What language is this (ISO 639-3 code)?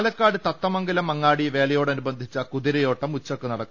mal